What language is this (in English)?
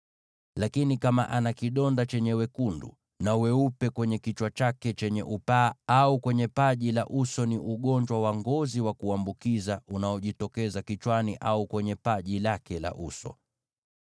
Swahili